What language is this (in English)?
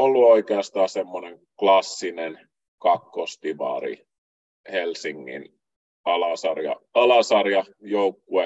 Finnish